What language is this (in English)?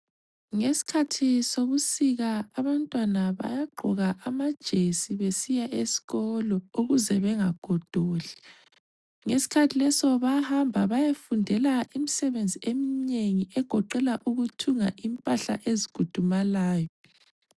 North Ndebele